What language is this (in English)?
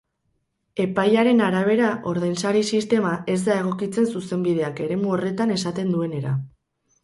Basque